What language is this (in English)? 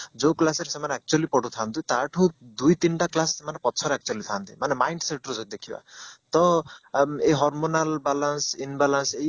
Odia